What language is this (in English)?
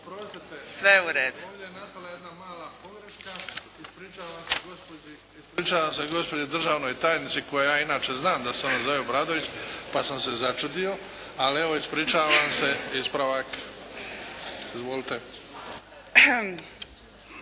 Croatian